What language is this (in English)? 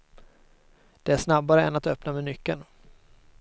Swedish